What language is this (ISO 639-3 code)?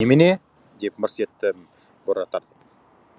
kaz